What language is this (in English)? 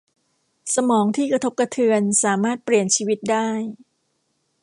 Thai